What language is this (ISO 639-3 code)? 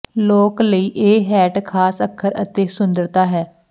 pan